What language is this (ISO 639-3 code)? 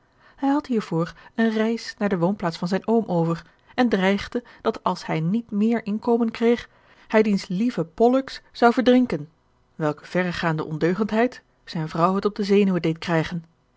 nld